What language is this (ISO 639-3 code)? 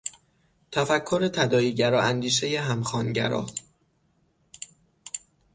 fas